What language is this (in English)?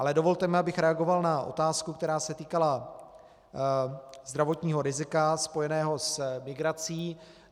Czech